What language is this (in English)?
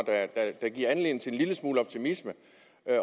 Danish